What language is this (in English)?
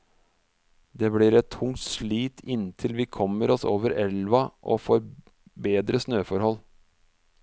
Norwegian